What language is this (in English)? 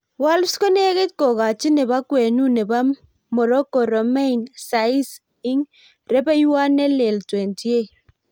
Kalenjin